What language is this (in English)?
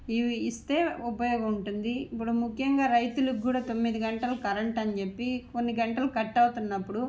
Telugu